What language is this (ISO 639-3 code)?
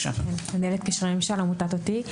heb